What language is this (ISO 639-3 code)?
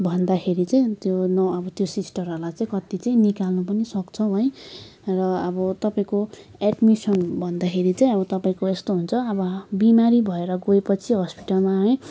nep